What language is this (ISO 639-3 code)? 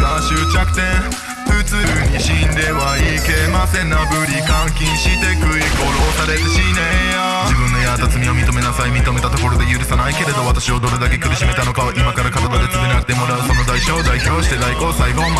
jpn